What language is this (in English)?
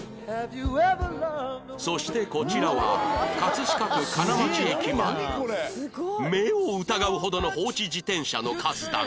Japanese